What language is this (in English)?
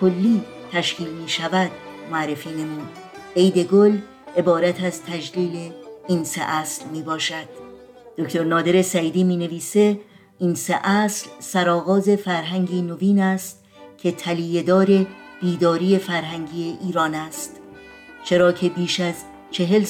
Persian